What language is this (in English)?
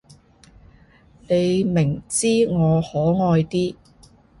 Cantonese